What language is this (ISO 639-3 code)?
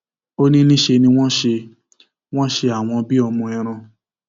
yor